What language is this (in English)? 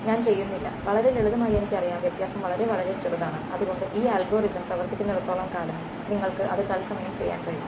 Malayalam